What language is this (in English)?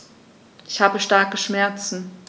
German